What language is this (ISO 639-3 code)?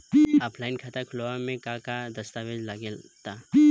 bho